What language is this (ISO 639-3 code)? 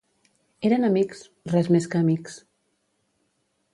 cat